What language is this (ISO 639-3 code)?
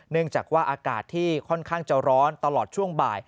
tha